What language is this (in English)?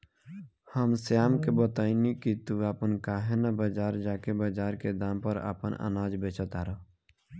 Bhojpuri